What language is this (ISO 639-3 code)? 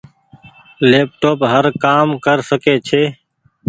gig